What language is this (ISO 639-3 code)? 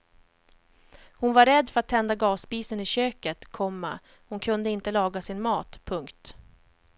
swe